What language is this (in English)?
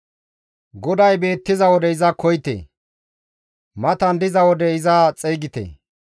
Gamo